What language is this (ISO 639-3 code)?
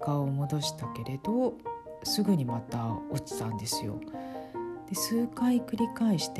jpn